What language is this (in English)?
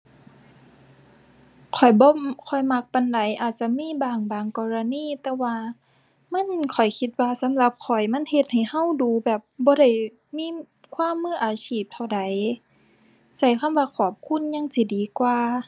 Thai